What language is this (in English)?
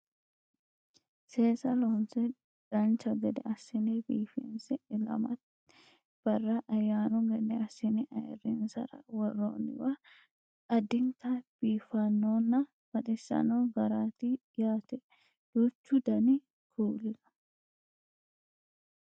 Sidamo